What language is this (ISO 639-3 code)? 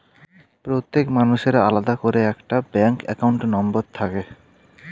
ben